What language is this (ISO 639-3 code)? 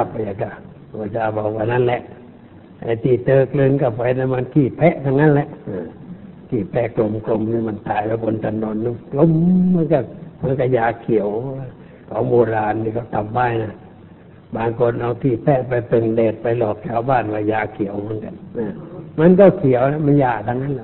tha